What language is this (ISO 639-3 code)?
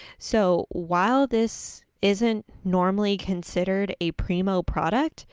eng